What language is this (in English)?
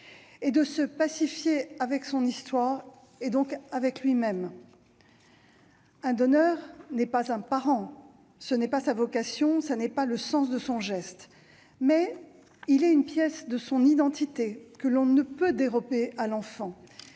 French